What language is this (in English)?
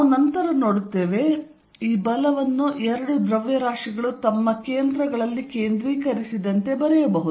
Kannada